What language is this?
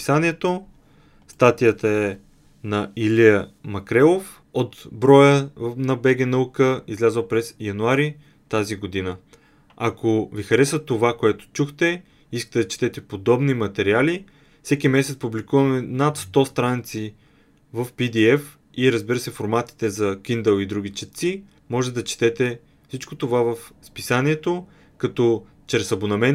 Bulgarian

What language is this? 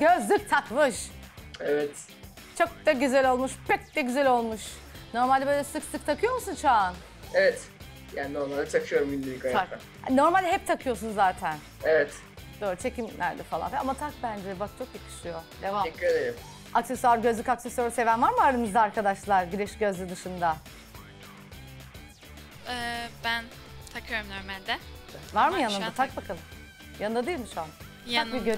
Turkish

